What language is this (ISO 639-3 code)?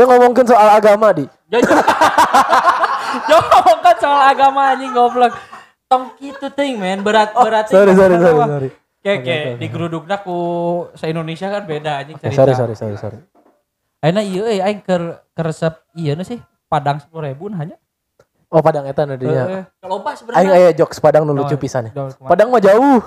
ind